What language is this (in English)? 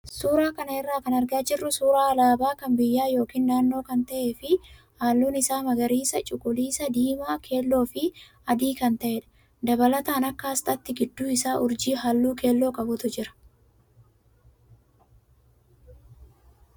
Oromo